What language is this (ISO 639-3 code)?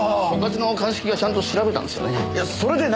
jpn